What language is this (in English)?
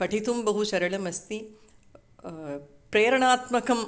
Sanskrit